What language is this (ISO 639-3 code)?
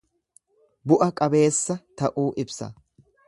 orm